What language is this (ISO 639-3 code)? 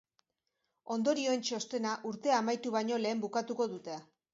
eus